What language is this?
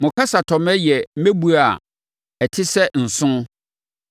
Akan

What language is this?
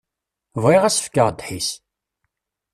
Kabyle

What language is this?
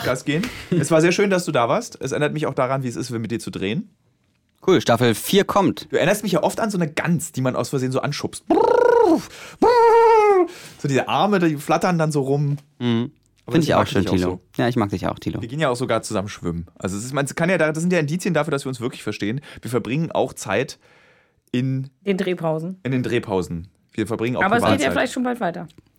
German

